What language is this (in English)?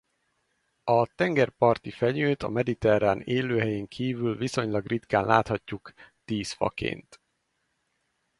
Hungarian